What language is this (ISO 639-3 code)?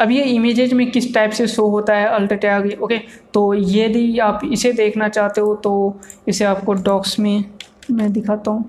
hin